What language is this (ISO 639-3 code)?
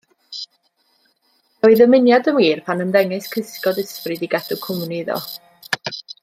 cym